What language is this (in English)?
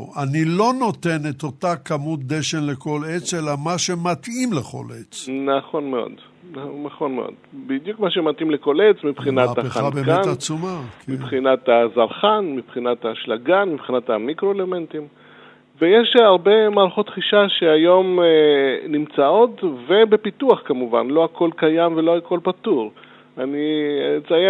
Hebrew